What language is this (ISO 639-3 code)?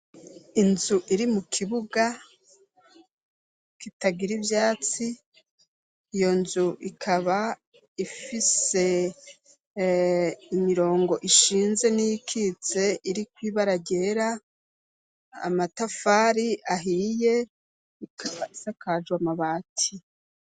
run